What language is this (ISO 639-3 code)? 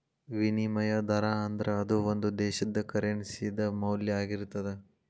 kan